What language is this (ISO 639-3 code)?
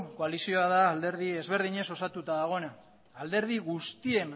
eus